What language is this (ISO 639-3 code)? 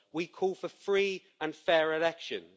eng